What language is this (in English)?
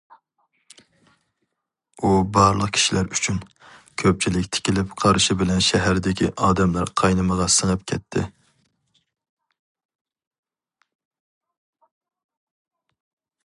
Uyghur